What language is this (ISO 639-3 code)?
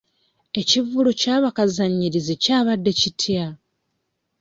lug